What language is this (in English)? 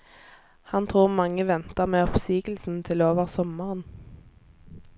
Norwegian